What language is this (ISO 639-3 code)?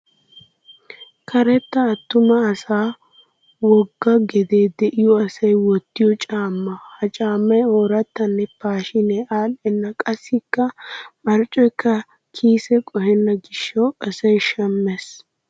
wal